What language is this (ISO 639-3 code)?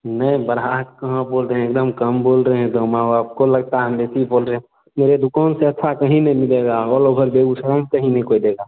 hin